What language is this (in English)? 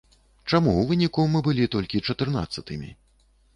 Belarusian